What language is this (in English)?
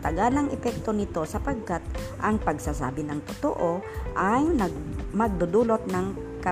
Filipino